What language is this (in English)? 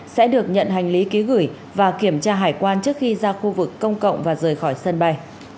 Vietnamese